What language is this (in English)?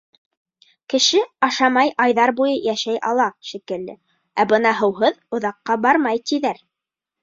Bashkir